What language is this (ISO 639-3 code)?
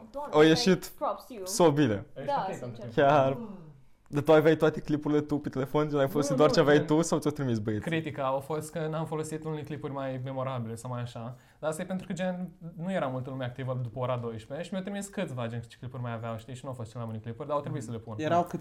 ron